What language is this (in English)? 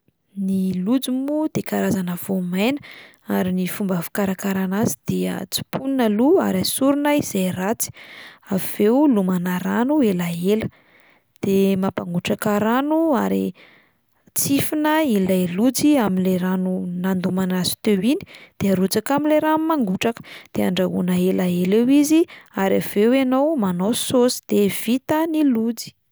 Malagasy